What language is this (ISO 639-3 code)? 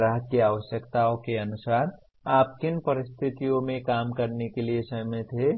hin